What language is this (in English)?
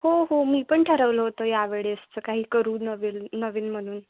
Marathi